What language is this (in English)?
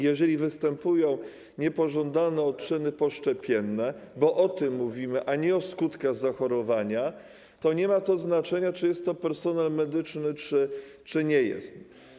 Polish